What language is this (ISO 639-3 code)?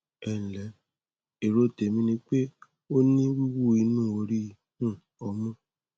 yor